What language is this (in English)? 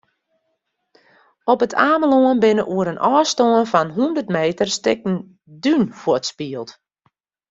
Western Frisian